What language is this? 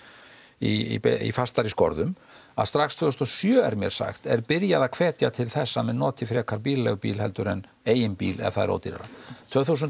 Icelandic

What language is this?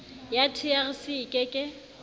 Southern Sotho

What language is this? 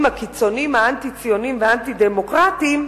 Hebrew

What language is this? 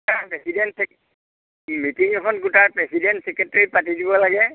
Assamese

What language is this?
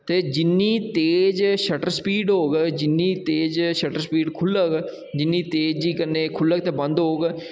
Dogri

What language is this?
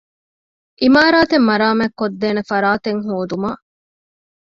Divehi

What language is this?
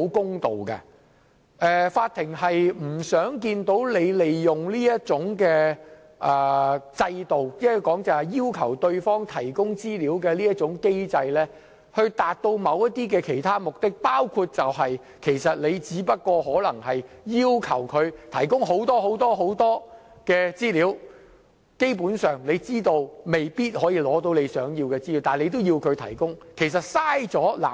Cantonese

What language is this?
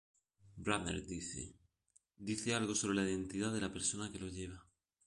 Spanish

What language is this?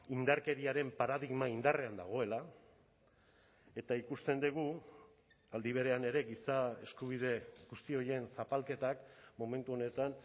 Basque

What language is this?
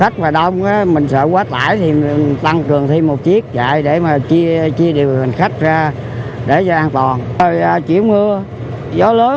Vietnamese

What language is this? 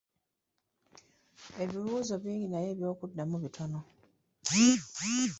Ganda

